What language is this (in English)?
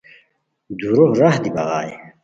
Khowar